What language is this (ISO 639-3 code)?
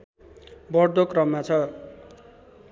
nep